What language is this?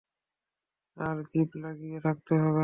Bangla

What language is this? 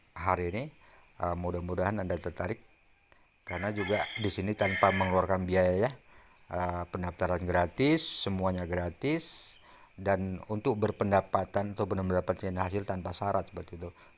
Indonesian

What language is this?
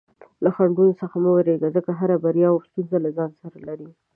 Pashto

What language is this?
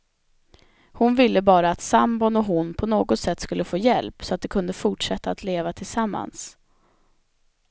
Swedish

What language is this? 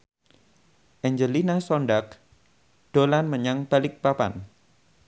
Javanese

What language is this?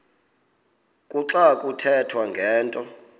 Xhosa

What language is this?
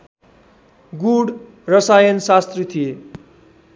Nepali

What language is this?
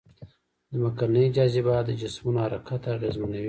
Pashto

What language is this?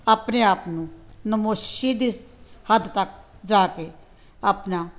Punjabi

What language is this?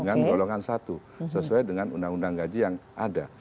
Indonesian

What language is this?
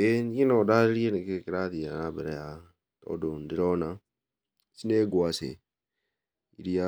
Kikuyu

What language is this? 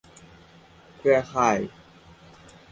Thai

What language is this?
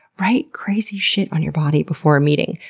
English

